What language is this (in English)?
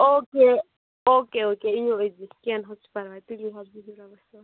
Kashmiri